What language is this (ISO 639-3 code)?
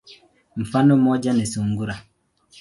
swa